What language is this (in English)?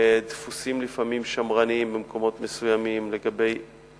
Hebrew